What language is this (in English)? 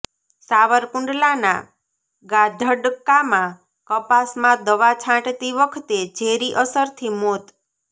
Gujarati